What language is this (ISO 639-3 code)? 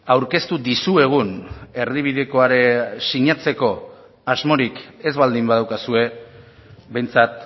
eus